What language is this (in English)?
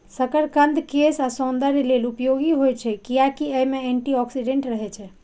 Maithili